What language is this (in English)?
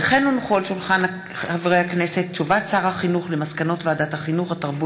Hebrew